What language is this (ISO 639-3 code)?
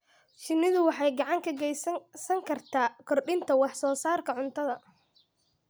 som